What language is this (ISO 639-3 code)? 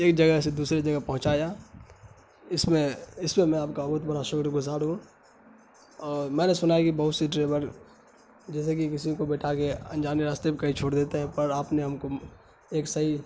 urd